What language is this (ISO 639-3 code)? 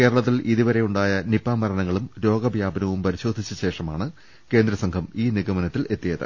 mal